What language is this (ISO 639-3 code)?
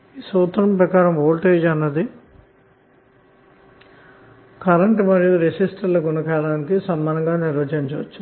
tel